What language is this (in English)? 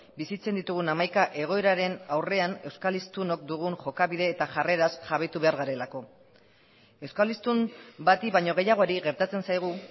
Basque